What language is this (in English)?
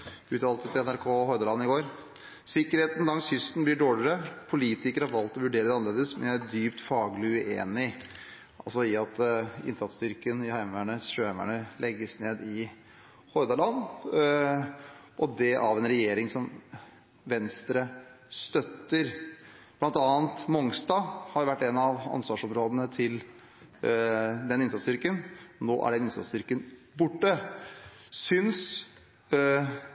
Norwegian Bokmål